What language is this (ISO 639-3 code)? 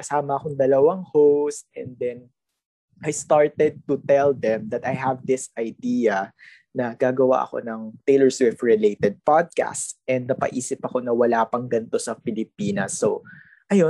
fil